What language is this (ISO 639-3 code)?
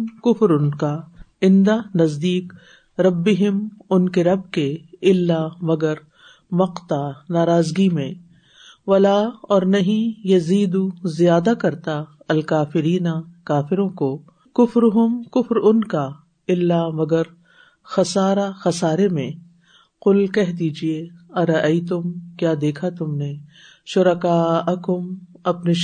urd